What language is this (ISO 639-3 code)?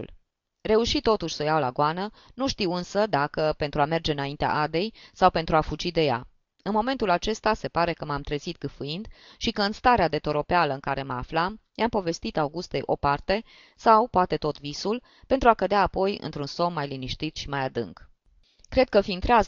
ron